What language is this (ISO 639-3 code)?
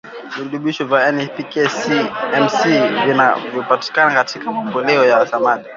swa